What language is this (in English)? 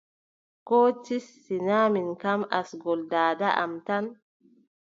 Adamawa Fulfulde